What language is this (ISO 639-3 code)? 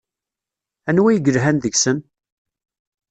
kab